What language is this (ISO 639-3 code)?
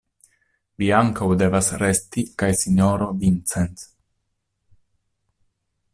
epo